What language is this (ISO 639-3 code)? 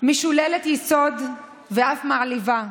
heb